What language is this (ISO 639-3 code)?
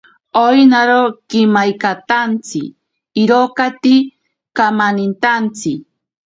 prq